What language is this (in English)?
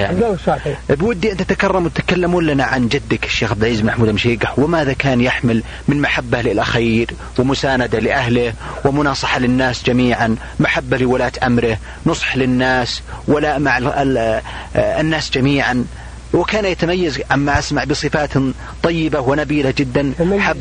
Arabic